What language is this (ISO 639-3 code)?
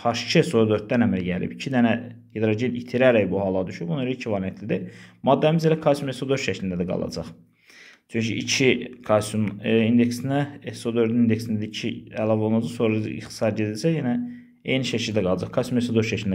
tur